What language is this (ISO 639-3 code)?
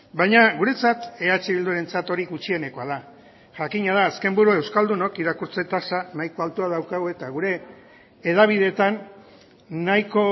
eus